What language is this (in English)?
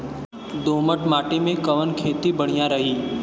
Bhojpuri